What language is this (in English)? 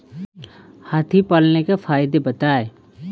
Hindi